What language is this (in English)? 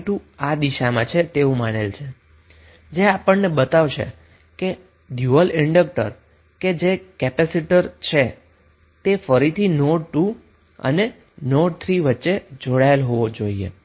Gujarati